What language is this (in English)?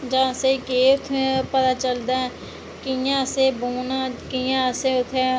Dogri